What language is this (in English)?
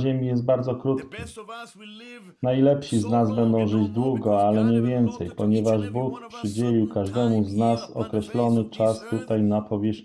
Polish